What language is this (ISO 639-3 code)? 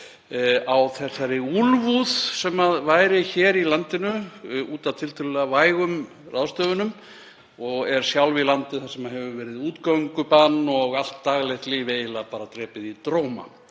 isl